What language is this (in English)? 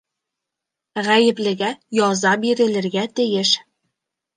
Bashkir